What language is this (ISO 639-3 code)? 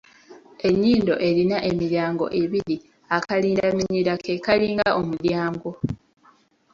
lug